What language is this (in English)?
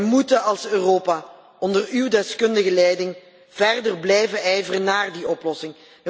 Dutch